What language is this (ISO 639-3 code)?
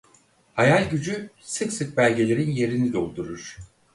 tur